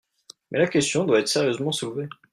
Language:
French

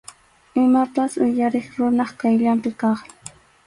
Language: Arequipa-La Unión Quechua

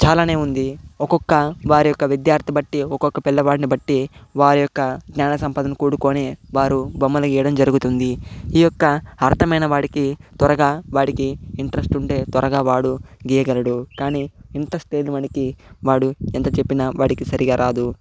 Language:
Telugu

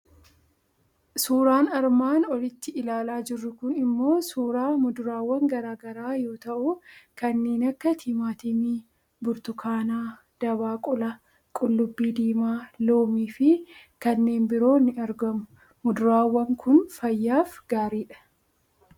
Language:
Oromo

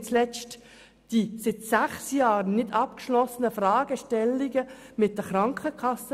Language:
Swiss German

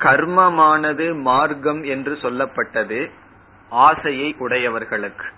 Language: Tamil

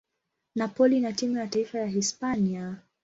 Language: Swahili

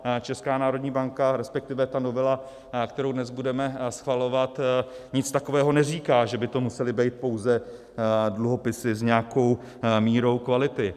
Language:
Czech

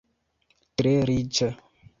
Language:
Esperanto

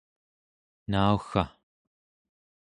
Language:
Central Yupik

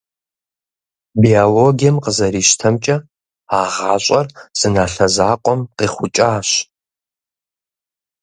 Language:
Kabardian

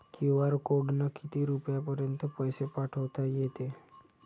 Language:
Marathi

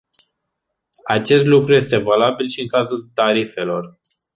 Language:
Romanian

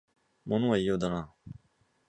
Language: Japanese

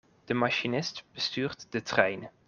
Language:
Dutch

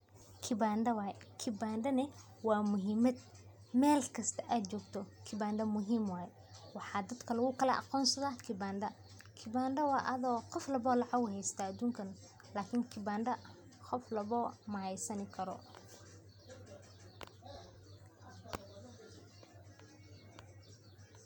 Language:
Somali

